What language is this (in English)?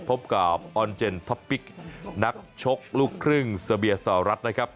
Thai